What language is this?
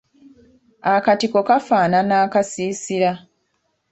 Ganda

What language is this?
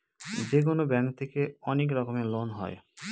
Bangla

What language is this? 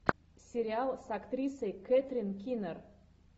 Russian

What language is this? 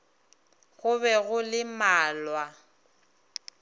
Northern Sotho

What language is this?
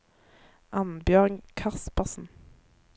Norwegian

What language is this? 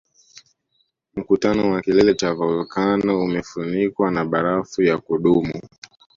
Swahili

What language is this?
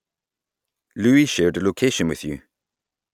English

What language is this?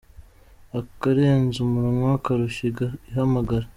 Kinyarwanda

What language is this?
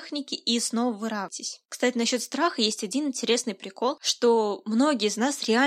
Russian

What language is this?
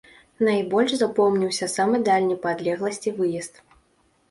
Belarusian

